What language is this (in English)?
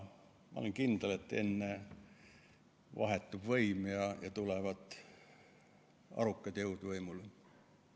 Estonian